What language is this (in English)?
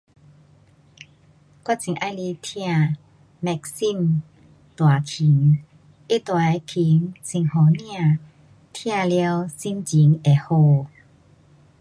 Pu-Xian Chinese